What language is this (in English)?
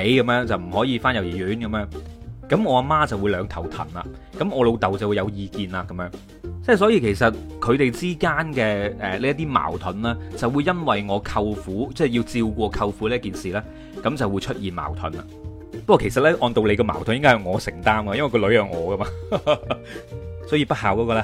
Chinese